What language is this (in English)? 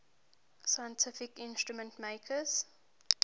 English